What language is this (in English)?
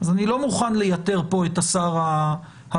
Hebrew